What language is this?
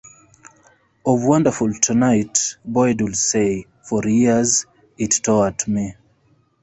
English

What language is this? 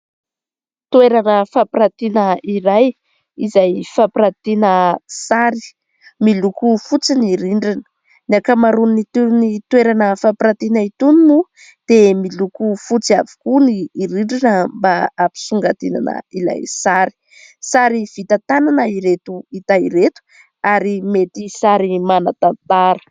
Malagasy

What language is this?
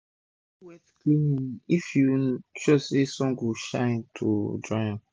Nigerian Pidgin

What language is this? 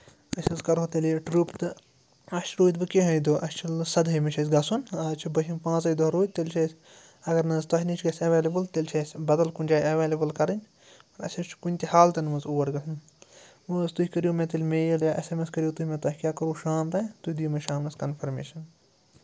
Kashmiri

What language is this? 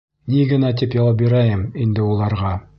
Bashkir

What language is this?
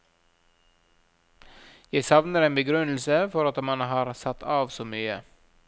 Norwegian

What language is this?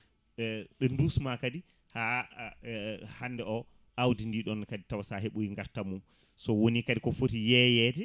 Fula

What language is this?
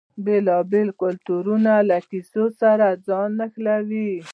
Pashto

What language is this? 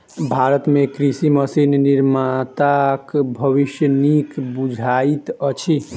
Maithili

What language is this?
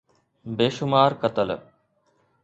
Sindhi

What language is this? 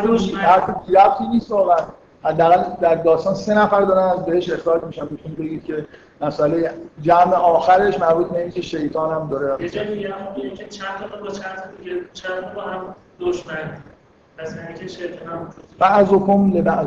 Persian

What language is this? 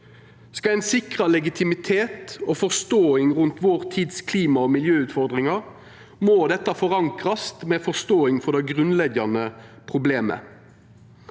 Norwegian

